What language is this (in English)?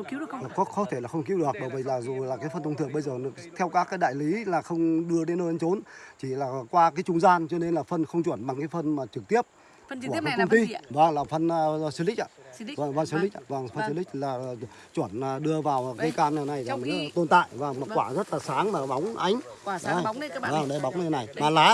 Vietnamese